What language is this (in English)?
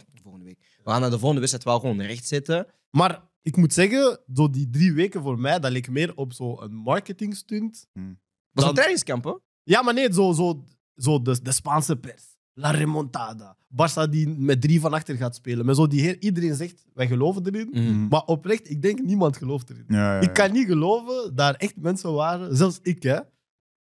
Dutch